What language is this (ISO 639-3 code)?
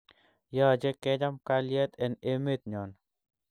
kln